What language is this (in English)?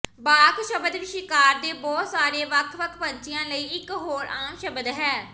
Punjabi